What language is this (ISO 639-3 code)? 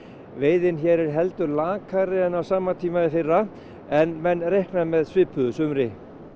isl